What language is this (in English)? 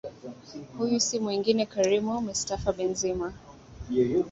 Swahili